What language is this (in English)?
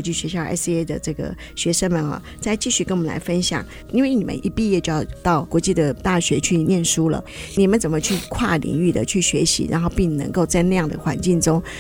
Chinese